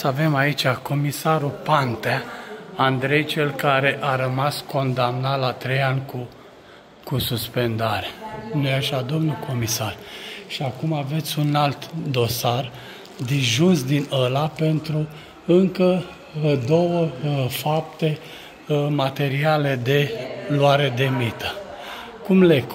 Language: Romanian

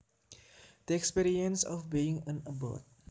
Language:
Javanese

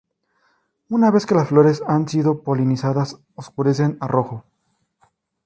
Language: Spanish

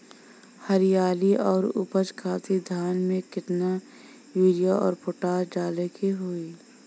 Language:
Bhojpuri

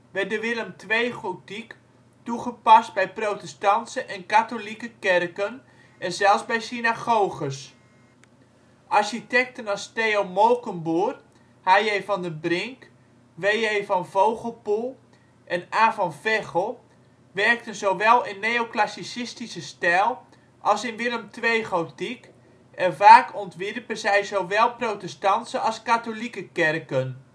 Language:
Dutch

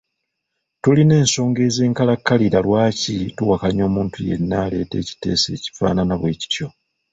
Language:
Ganda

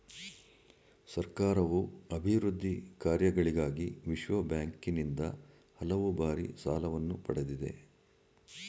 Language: Kannada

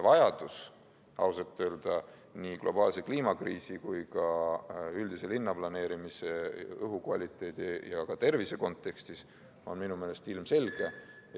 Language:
Estonian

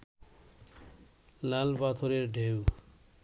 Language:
Bangla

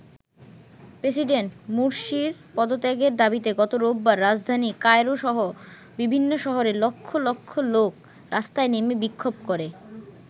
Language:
Bangla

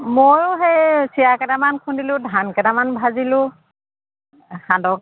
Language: Assamese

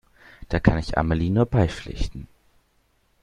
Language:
German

